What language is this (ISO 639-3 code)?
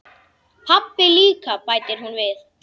isl